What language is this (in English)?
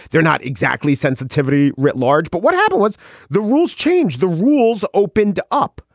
English